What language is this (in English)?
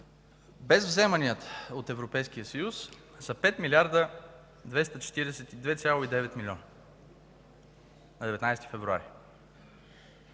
Bulgarian